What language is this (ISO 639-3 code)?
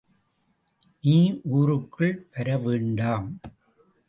tam